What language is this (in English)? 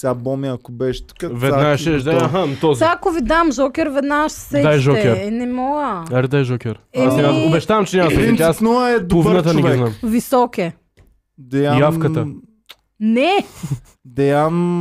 Bulgarian